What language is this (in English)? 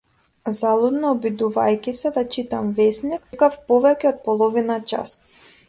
Macedonian